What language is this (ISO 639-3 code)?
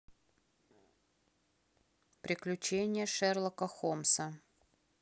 rus